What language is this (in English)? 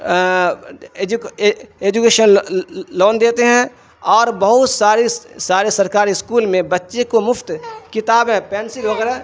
Urdu